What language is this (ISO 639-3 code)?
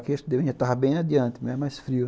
por